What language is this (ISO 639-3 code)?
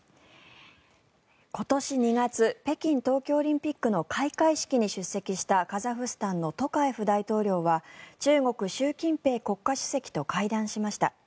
jpn